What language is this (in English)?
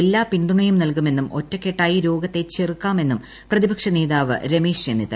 Malayalam